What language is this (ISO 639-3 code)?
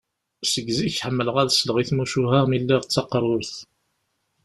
kab